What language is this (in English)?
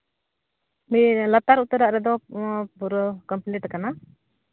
Santali